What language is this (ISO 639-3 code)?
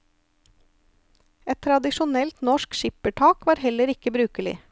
nor